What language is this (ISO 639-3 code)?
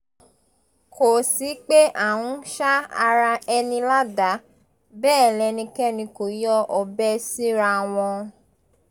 yor